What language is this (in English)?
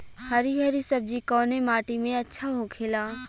Bhojpuri